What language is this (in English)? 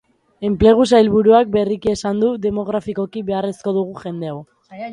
Basque